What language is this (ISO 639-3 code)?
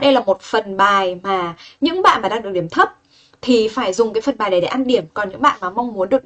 vie